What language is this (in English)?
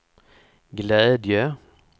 Swedish